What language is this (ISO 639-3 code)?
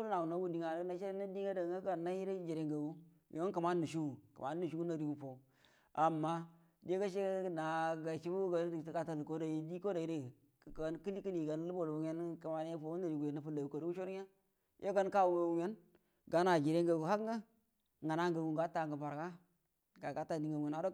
bdm